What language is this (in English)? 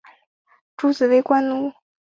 Chinese